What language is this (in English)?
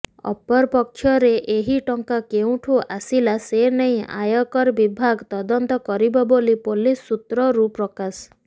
Odia